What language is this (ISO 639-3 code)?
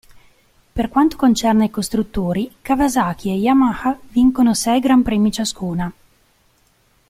ita